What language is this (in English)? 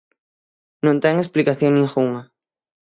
Galician